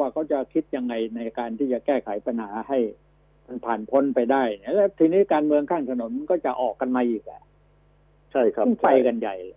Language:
Thai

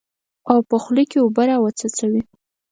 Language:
Pashto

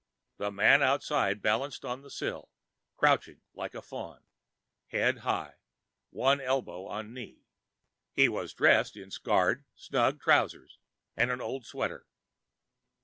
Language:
English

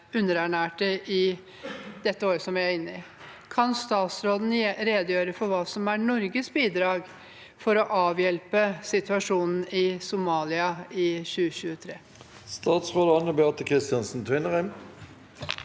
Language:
Norwegian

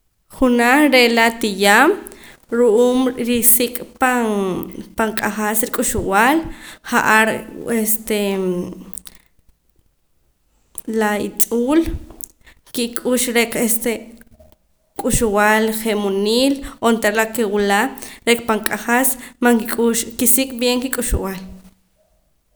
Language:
Poqomam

